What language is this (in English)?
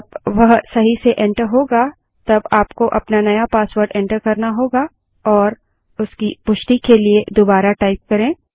Hindi